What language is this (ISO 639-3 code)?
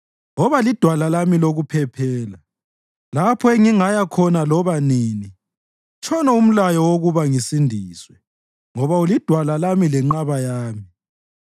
nde